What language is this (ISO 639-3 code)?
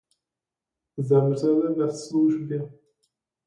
ces